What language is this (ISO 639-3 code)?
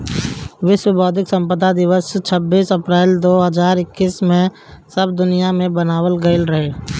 bho